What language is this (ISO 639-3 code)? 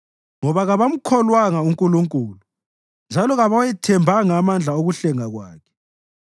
nde